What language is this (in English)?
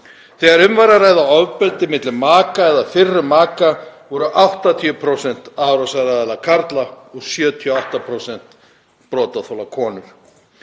Icelandic